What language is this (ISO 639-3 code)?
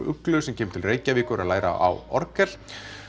isl